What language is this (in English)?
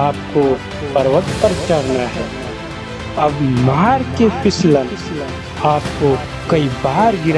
Hindi